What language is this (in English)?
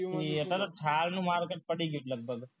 Gujarati